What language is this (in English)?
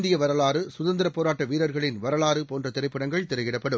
Tamil